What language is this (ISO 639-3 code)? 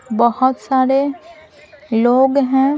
hin